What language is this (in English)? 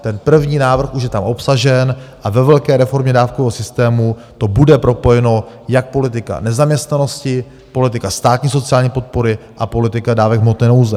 Czech